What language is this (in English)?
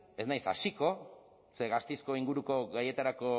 Basque